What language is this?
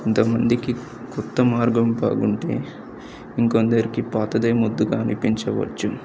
Telugu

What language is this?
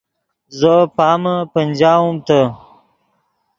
Yidgha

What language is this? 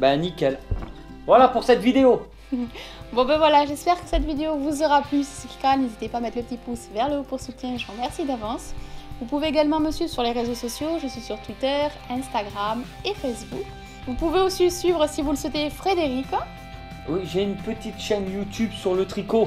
French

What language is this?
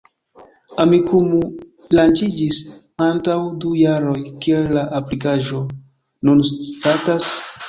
Esperanto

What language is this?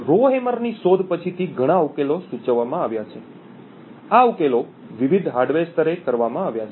Gujarati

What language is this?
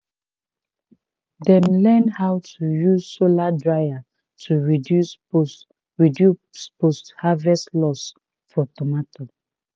Nigerian Pidgin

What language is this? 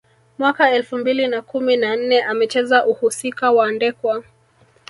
Swahili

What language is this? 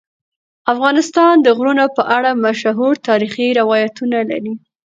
Pashto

